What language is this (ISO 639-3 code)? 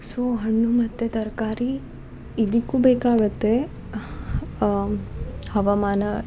kan